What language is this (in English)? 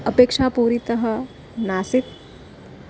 Sanskrit